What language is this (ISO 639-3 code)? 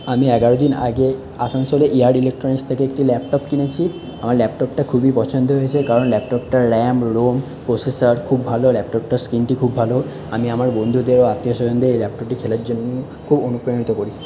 ben